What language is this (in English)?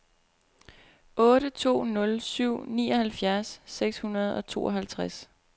Danish